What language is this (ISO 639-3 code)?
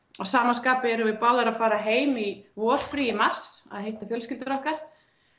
isl